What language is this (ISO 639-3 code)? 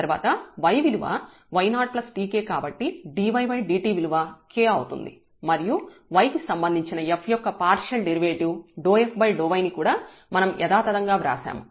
tel